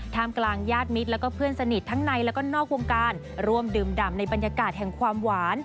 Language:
Thai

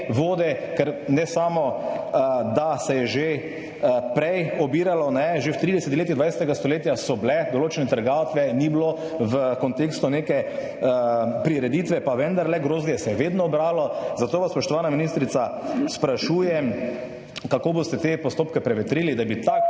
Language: Slovenian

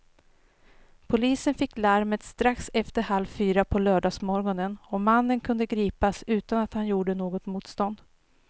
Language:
Swedish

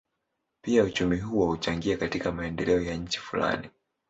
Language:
Swahili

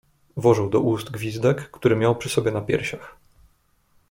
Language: Polish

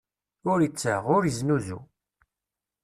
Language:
Kabyle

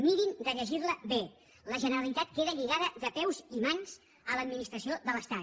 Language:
Catalan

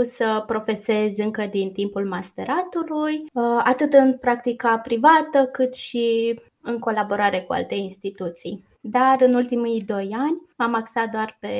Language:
Romanian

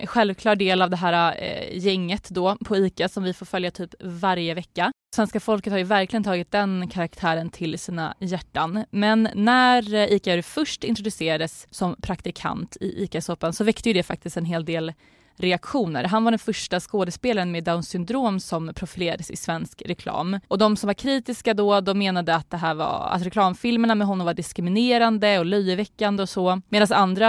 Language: Swedish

